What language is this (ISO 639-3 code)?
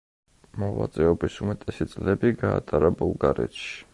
kat